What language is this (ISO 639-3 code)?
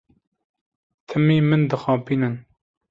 kur